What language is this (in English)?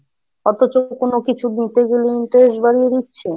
Bangla